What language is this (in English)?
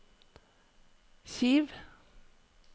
Norwegian